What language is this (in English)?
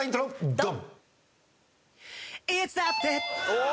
Japanese